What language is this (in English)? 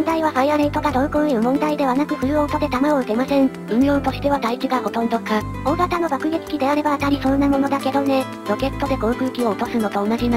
Japanese